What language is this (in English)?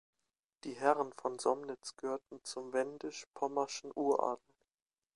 German